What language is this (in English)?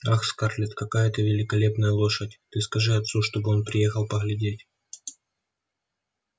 Russian